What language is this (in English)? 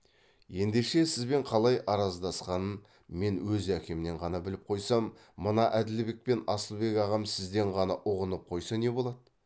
Kazakh